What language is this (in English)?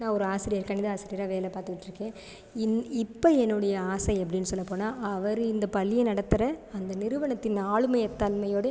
Tamil